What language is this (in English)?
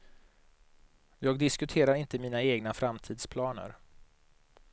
Swedish